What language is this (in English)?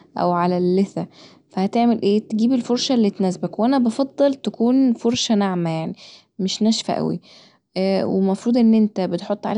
Egyptian Arabic